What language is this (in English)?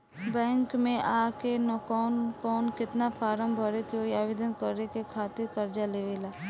Bhojpuri